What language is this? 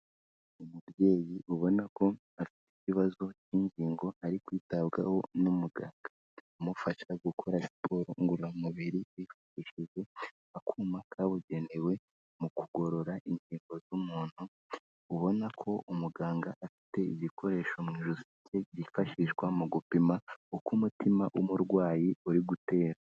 Kinyarwanda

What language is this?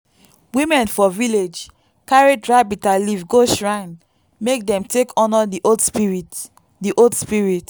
Nigerian Pidgin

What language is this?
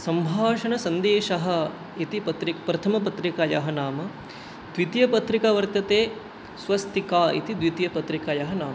Sanskrit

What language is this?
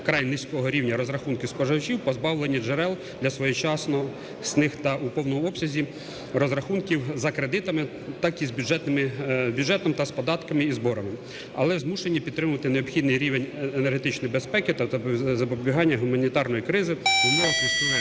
Ukrainian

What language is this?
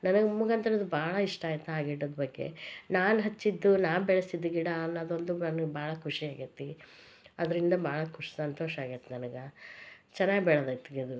Kannada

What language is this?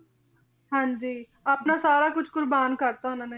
Punjabi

